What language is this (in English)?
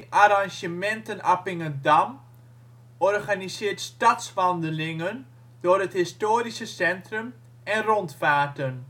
Dutch